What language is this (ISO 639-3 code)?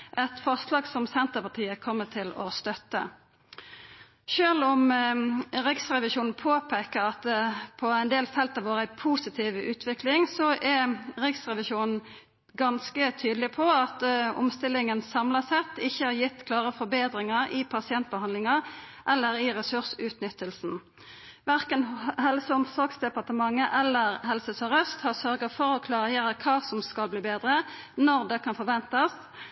nno